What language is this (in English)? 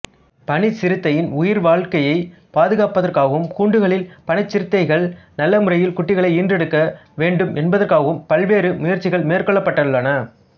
Tamil